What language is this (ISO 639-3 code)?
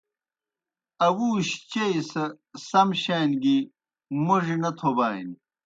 plk